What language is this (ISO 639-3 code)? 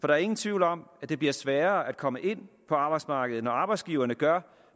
dan